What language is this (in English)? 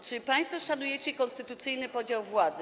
Polish